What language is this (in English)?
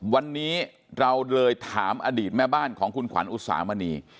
Thai